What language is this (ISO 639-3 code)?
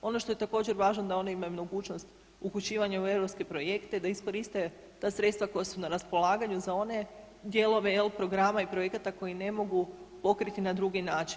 hrv